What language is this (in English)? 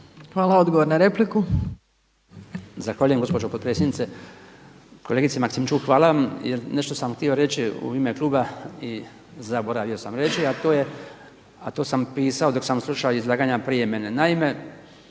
Croatian